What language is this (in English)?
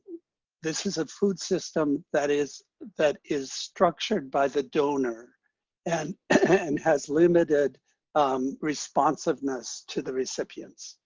English